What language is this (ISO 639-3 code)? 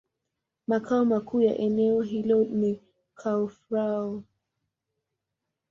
swa